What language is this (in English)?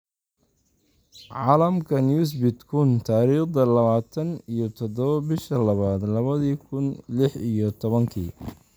Somali